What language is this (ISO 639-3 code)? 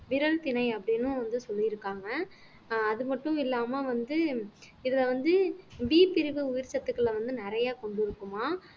tam